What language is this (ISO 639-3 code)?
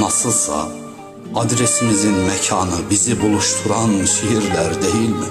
tur